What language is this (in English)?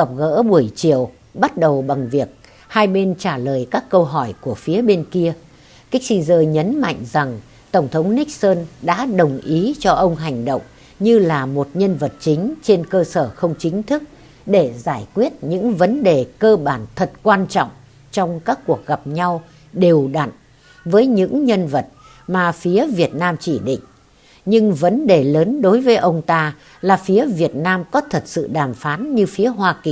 Vietnamese